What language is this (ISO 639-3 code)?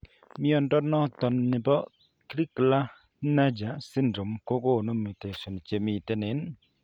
kln